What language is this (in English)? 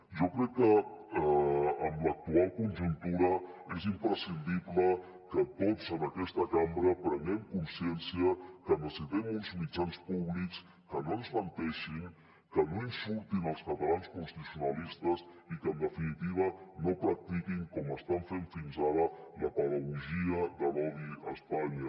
Catalan